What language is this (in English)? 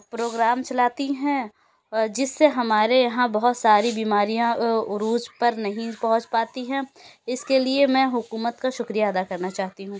Urdu